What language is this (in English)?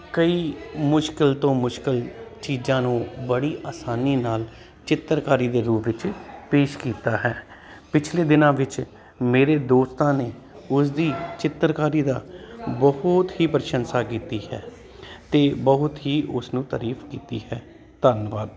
Punjabi